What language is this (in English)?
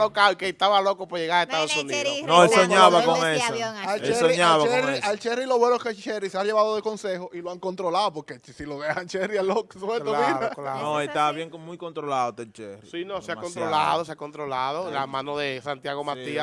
Spanish